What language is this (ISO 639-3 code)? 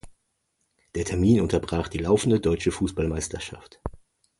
deu